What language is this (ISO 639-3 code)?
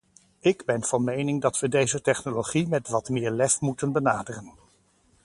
nld